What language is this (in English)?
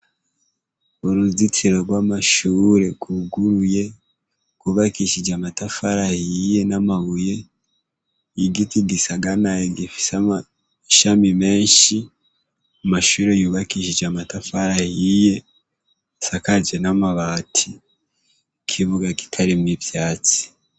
Rundi